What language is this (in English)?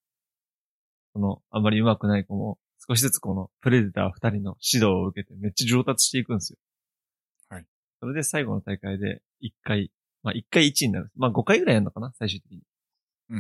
Japanese